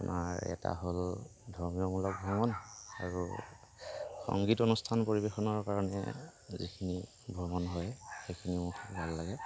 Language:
Assamese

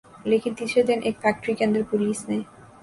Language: Urdu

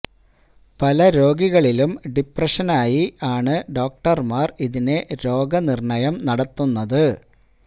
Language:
Malayalam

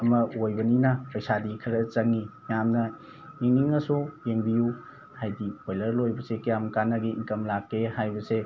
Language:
Manipuri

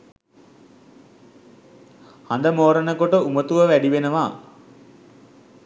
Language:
Sinhala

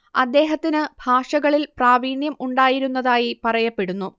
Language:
Malayalam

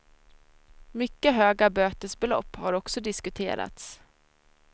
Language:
Swedish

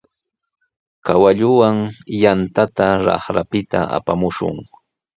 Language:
Sihuas Ancash Quechua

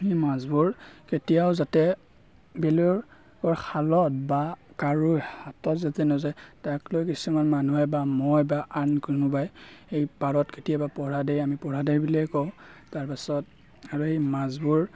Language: Assamese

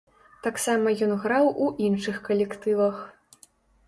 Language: Belarusian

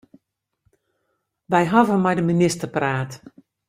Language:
Western Frisian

